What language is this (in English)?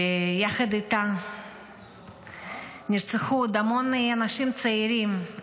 Hebrew